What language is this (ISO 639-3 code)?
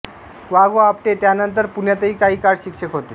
mar